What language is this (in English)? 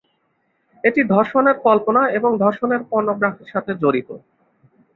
Bangla